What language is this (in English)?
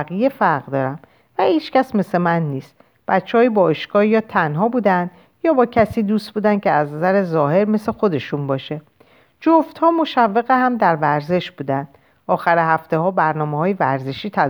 Persian